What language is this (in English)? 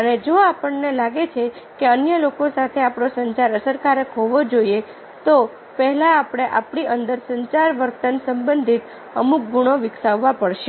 Gujarati